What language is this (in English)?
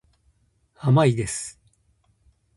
Japanese